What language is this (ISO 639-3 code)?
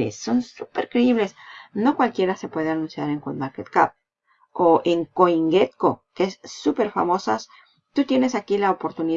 spa